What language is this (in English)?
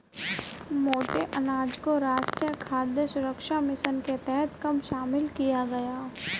Hindi